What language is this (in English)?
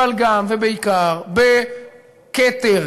Hebrew